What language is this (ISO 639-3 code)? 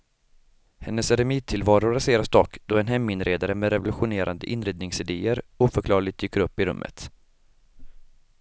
swe